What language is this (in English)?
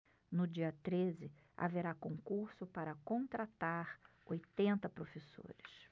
Portuguese